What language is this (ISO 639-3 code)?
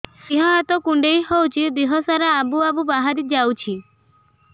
ori